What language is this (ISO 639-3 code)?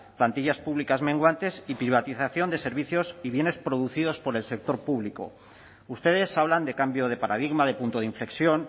spa